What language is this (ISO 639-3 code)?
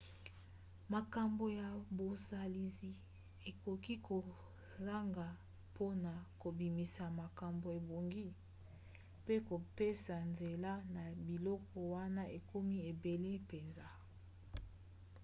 lin